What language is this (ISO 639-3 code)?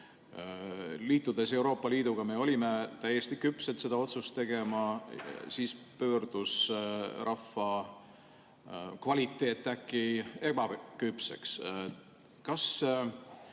est